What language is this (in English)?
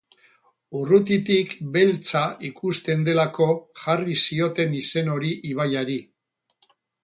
Basque